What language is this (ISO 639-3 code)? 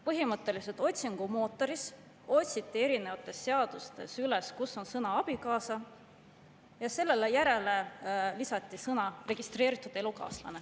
est